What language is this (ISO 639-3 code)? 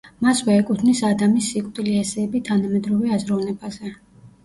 kat